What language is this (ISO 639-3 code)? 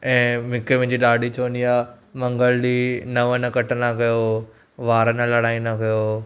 snd